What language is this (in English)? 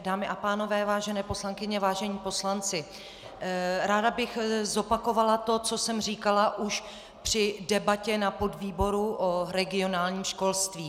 Czech